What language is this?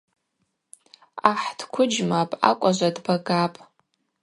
Abaza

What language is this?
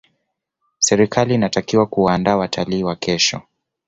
Swahili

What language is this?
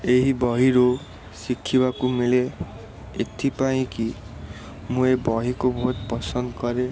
Odia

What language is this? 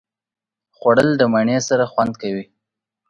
Pashto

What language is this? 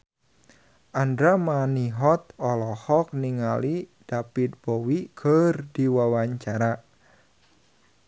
Sundanese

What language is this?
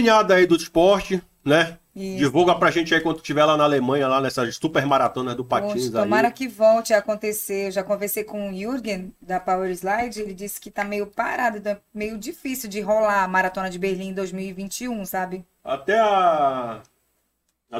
Portuguese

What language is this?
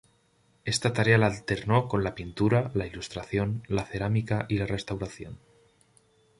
Spanish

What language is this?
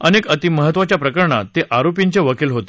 Marathi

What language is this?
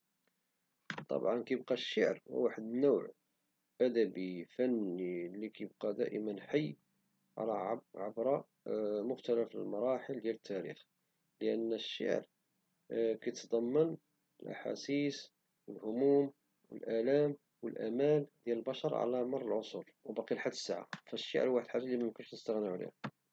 Moroccan Arabic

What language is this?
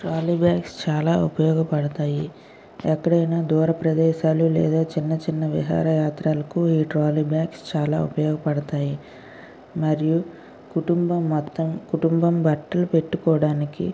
Telugu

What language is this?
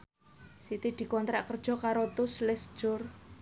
Javanese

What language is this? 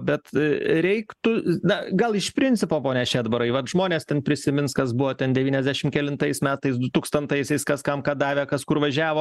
Lithuanian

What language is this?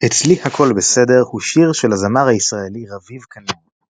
Hebrew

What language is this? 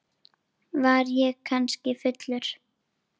Icelandic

